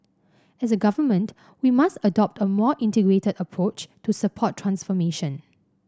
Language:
English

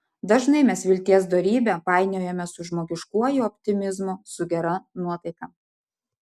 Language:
Lithuanian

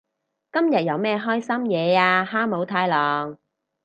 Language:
Cantonese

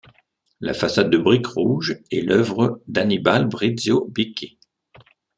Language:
French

